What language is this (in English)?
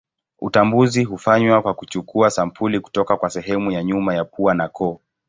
Swahili